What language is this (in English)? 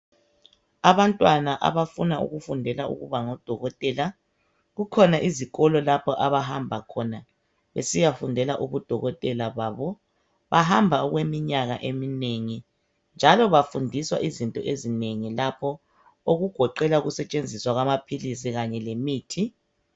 North Ndebele